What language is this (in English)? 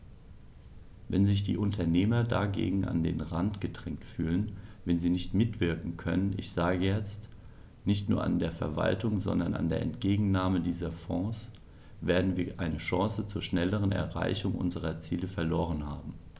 German